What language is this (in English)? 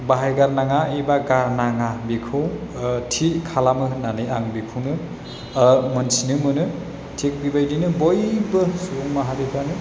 Bodo